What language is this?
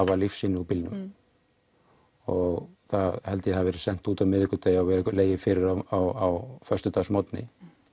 Icelandic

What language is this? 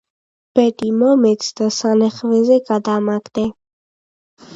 Georgian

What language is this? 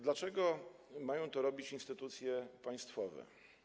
Polish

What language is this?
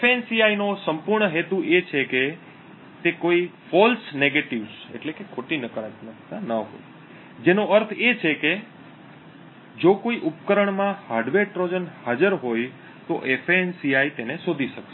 Gujarati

